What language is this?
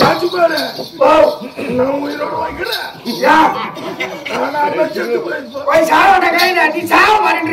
Arabic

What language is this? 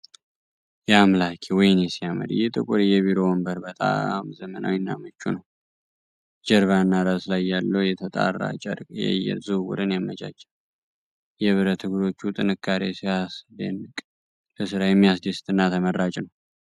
Amharic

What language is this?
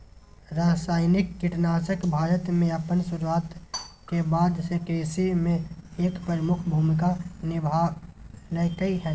Maithili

